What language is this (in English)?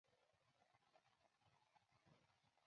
Chinese